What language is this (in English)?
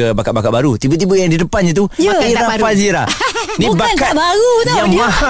Malay